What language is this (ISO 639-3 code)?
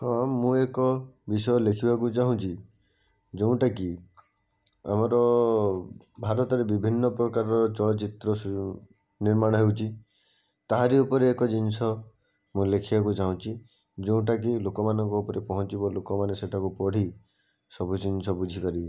ori